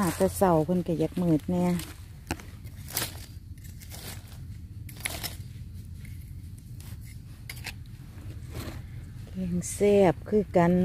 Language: Thai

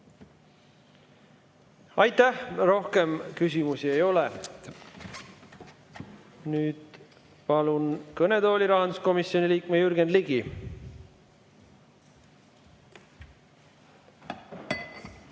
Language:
Estonian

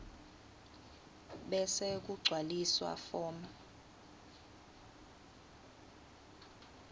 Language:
Swati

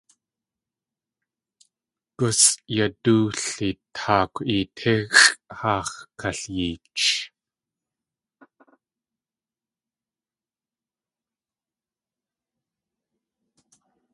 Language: Tlingit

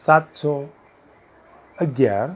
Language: Gujarati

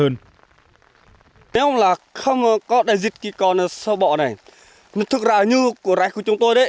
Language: Vietnamese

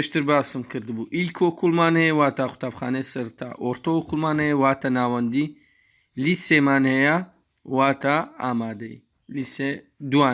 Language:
Turkish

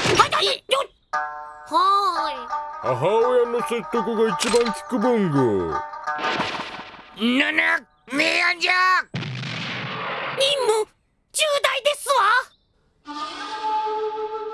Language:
Japanese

